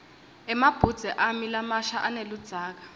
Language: Swati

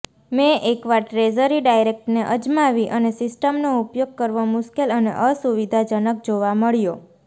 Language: Gujarati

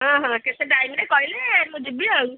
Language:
Odia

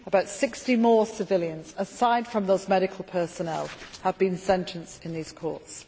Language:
English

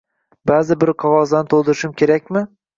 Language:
Uzbek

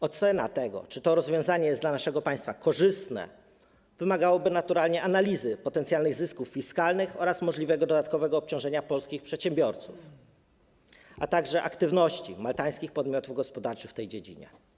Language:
Polish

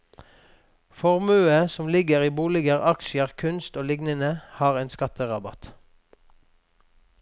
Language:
Norwegian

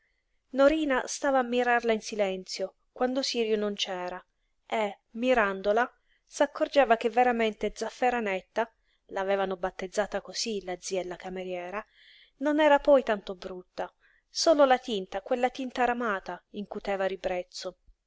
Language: Italian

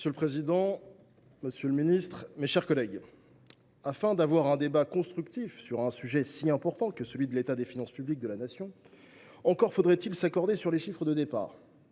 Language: French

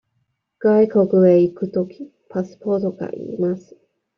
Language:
Japanese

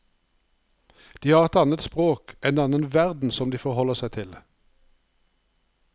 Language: Norwegian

